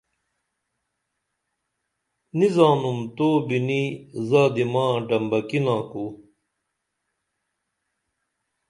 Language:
Dameli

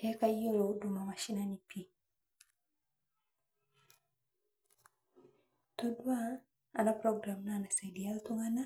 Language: Masai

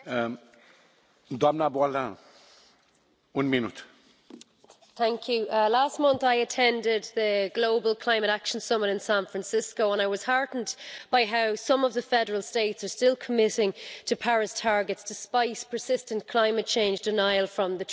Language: English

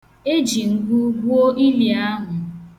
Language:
Igbo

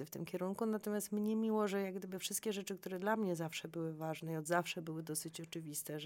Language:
Polish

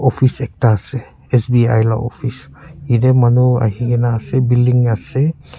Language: Naga Pidgin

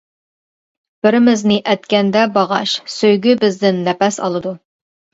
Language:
Uyghur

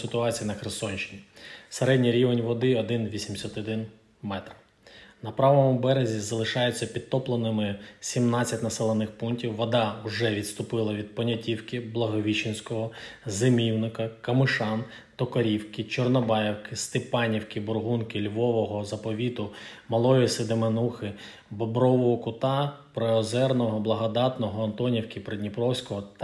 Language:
Ukrainian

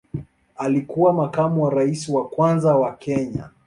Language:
Swahili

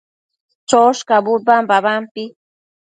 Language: Matsés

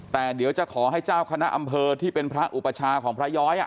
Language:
Thai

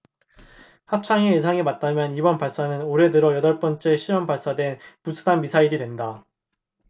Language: Korean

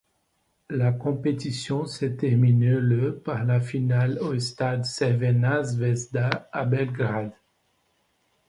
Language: French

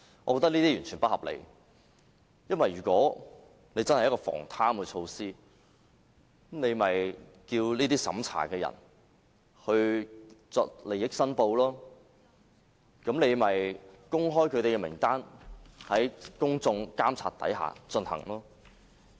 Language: Cantonese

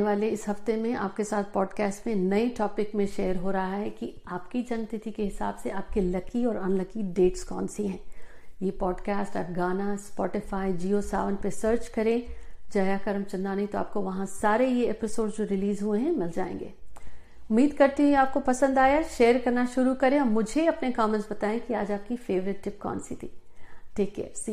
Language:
Hindi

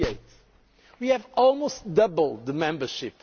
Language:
English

